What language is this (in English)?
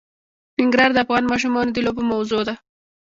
Pashto